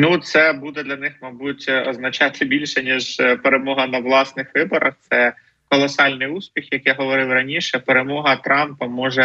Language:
Ukrainian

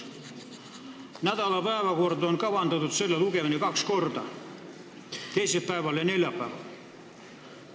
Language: Estonian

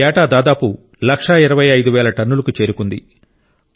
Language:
Telugu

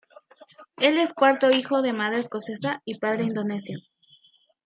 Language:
Spanish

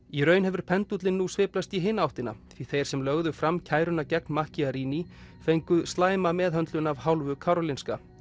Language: Icelandic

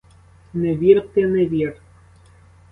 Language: Ukrainian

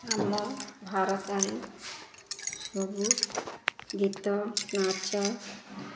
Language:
Odia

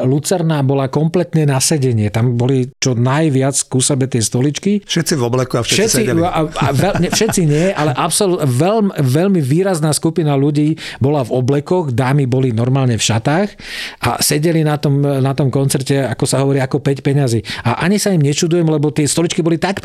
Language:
Slovak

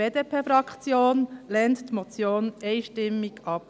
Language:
Swiss German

